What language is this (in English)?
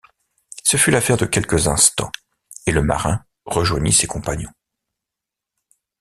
French